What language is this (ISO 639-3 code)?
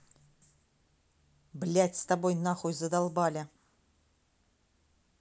rus